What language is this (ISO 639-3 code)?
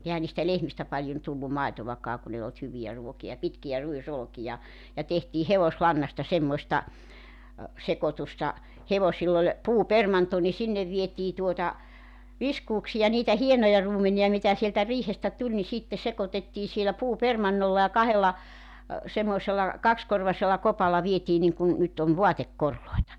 fin